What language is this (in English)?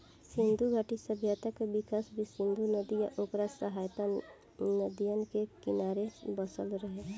Bhojpuri